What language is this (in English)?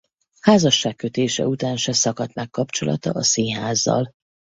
Hungarian